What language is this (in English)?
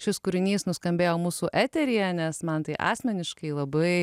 Lithuanian